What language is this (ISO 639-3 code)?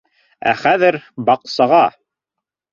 bak